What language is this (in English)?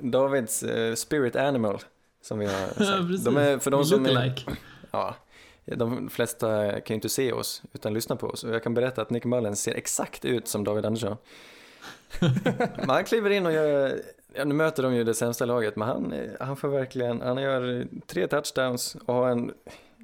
Swedish